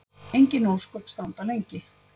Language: Icelandic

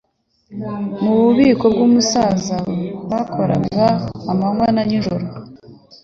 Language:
Kinyarwanda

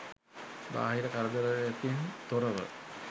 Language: Sinhala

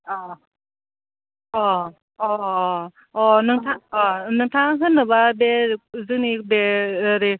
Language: Bodo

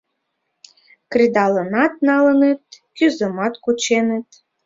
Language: Mari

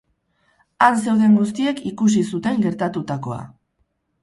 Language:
Basque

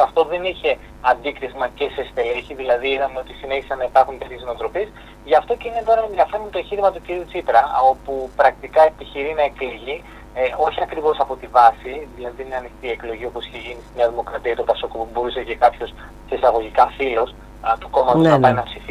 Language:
Greek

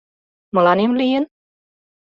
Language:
Mari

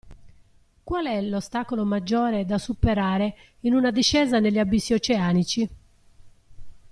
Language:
Italian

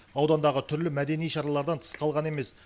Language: Kazakh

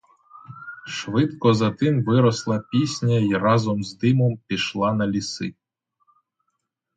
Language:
Ukrainian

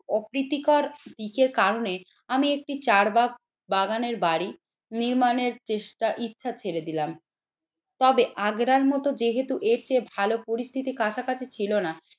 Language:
Bangla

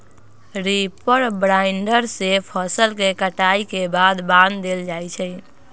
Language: Magahi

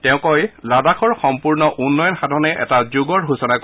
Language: Assamese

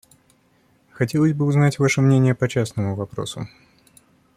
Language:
Russian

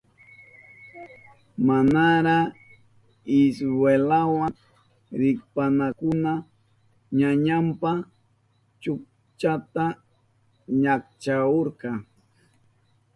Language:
Southern Pastaza Quechua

